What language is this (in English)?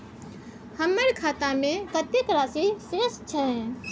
Maithili